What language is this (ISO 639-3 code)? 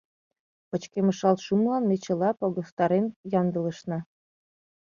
chm